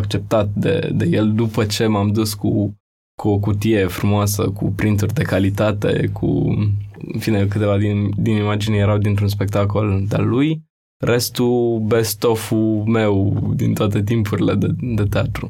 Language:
Romanian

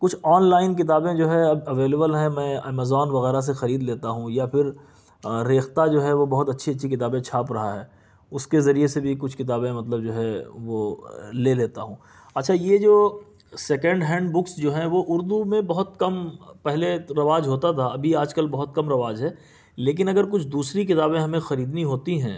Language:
Urdu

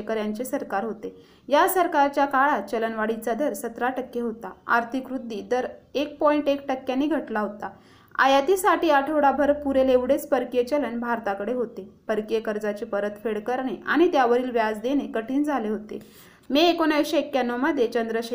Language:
Marathi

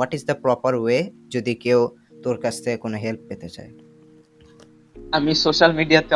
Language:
Bangla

